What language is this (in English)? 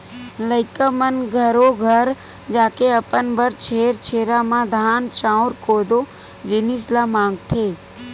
Chhattisgarhi